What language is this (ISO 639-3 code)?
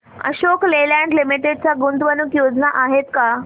mar